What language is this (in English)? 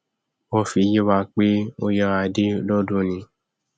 Yoruba